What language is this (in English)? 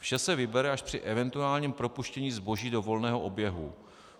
Czech